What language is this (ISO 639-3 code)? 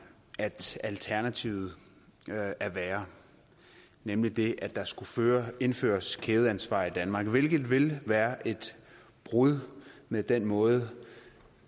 dan